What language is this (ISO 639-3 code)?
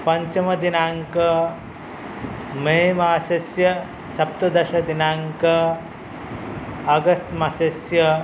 san